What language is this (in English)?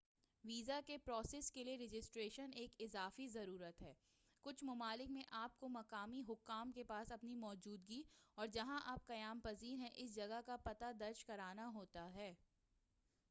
Urdu